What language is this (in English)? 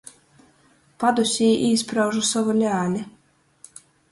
Latgalian